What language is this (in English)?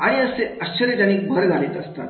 Marathi